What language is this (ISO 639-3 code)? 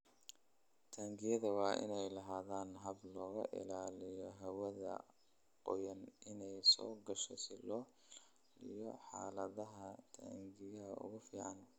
som